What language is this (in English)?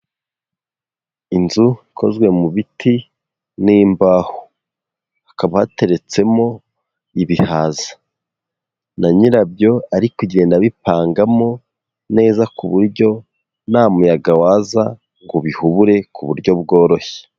Kinyarwanda